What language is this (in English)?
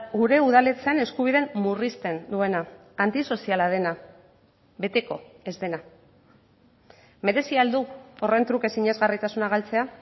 Basque